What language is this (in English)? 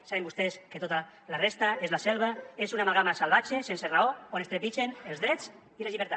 Catalan